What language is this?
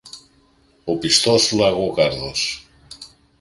Greek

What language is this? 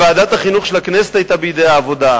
Hebrew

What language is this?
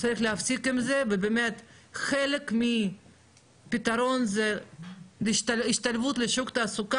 Hebrew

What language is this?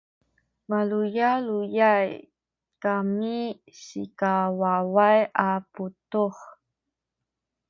Sakizaya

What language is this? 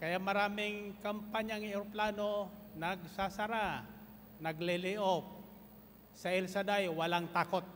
Filipino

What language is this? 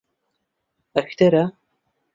Central Kurdish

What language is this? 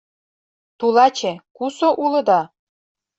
Mari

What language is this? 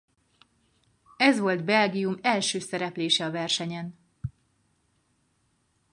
Hungarian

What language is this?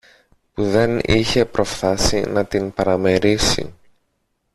Greek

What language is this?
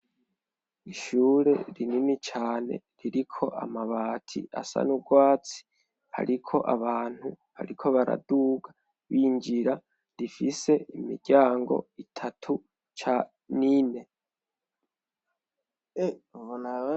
Rundi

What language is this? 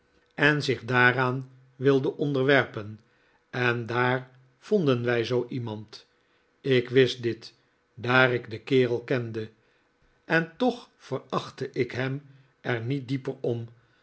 Dutch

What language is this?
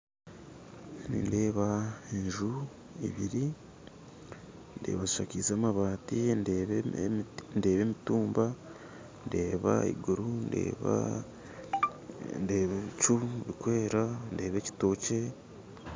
Nyankole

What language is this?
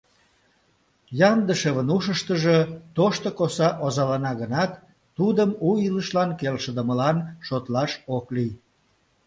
Mari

